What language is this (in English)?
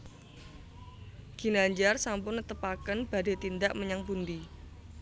Javanese